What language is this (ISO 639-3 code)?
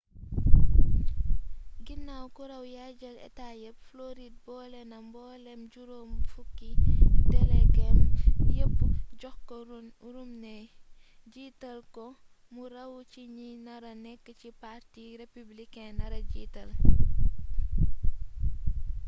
wol